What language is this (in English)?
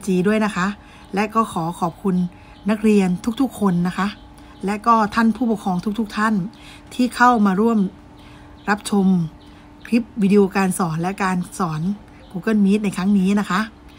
Thai